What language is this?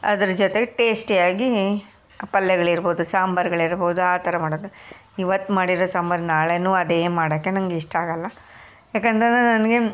Kannada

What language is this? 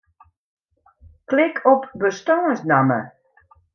Western Frisian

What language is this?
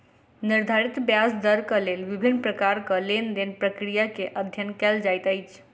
Maithili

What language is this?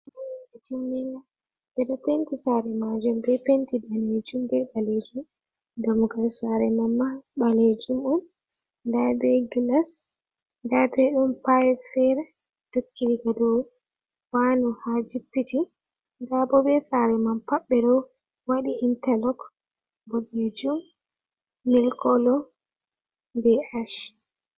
Fula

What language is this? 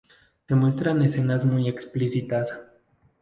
Spanish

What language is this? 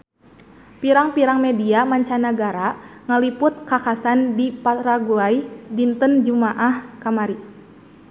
Sundanese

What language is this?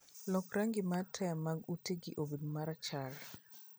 Luo (Kenya and Tanzania)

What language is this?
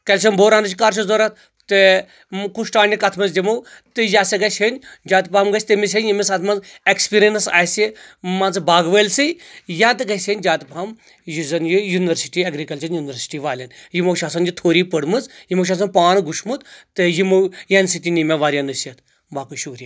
Kashmiri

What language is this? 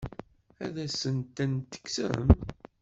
Kabyle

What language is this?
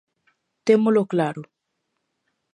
Galician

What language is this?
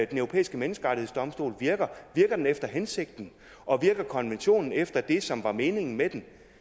Danish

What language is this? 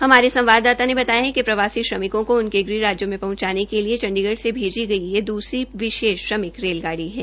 Hindi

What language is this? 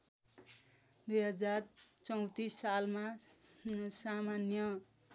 Nepali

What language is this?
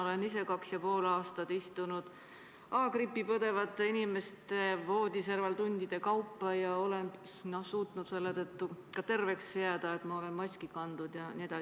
Estonian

